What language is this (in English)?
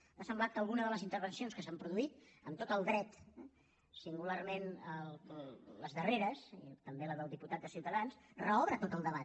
Catalan